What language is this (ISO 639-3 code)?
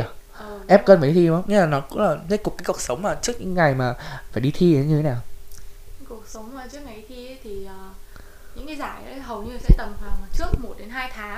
vie